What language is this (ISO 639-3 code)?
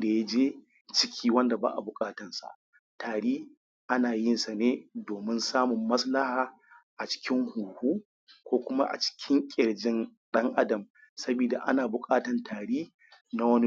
hau